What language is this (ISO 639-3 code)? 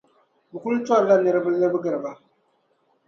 dag